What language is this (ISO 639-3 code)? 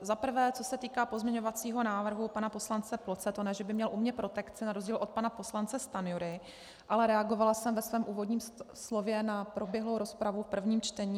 ces